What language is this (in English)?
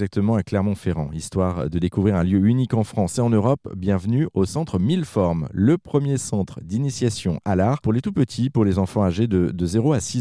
French